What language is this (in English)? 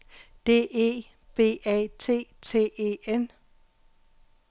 Danish